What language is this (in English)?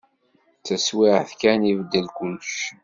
Kabyle